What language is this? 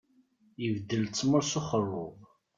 Kabyle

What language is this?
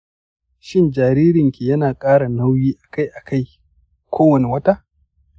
Hausa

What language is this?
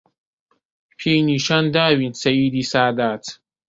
Central Kurdish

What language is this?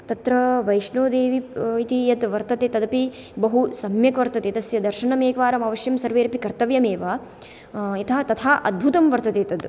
Sanskrit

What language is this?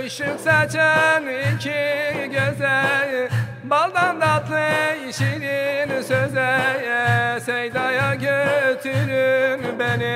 Turkish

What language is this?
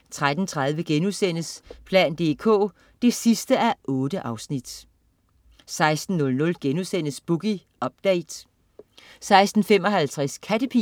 Danish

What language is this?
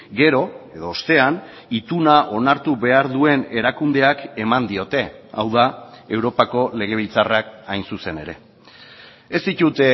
Basque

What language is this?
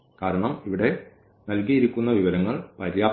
Malayalam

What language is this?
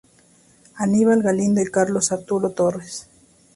Spanish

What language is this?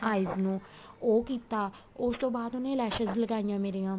Punjabi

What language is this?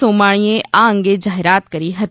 Gujarati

